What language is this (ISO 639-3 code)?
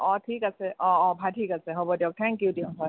asm